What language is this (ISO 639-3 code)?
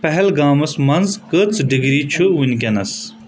kas